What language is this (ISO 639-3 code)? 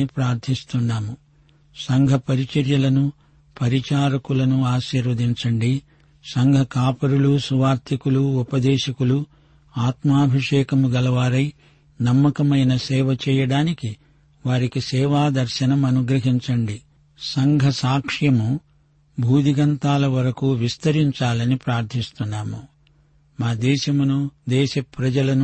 tel